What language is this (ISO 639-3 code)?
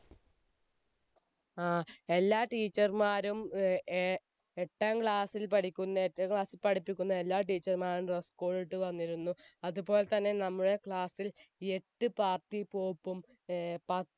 mal